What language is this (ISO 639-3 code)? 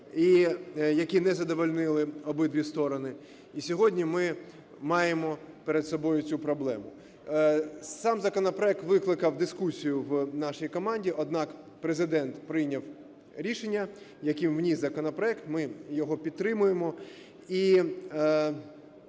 ukr